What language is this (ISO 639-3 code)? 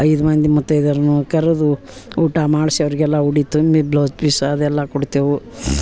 kan